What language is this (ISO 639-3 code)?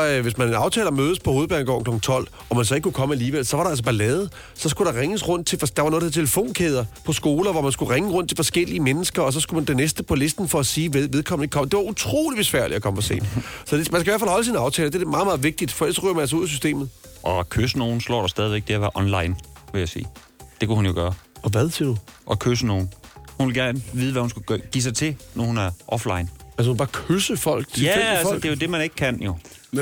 dan